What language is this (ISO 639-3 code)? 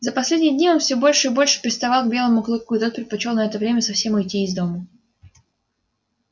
rus